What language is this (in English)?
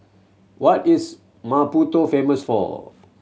English